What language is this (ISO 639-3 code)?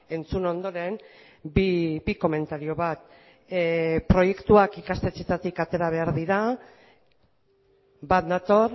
eus